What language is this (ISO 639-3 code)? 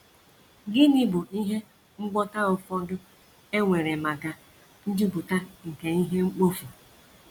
ibo